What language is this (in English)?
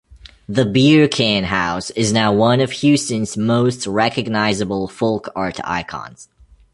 English